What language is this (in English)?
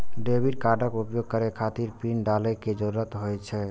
Maithili